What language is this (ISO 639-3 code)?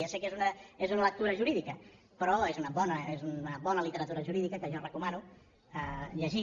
cat